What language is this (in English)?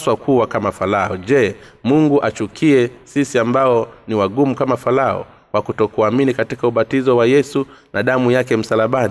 Swahili